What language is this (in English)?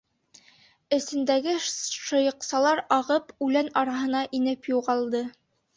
Bashkir